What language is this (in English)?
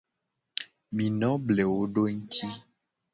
Gen